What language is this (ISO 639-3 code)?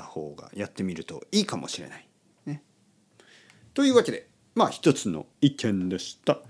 jpn